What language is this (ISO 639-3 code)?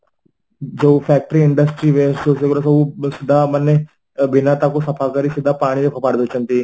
ori